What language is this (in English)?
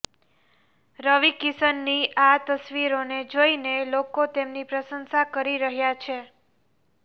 Gujarati